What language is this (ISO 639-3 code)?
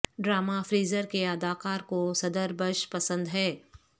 urd